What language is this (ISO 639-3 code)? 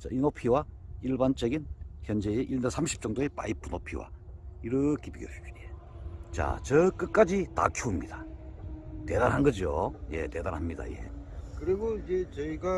kor